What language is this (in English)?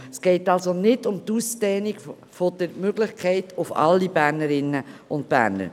Swiss German